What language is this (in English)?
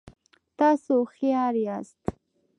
Pashto